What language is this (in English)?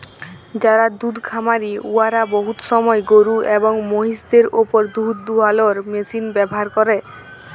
Bangla